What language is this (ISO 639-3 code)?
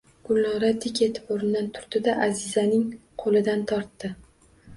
uzb